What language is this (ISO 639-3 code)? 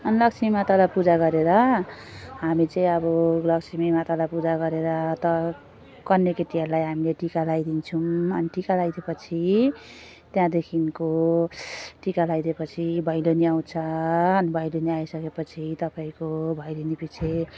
nep